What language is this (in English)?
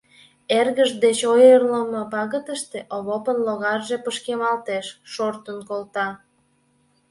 Mari